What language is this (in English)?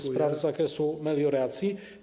Polish